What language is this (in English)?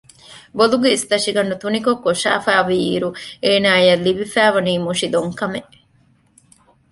Divehi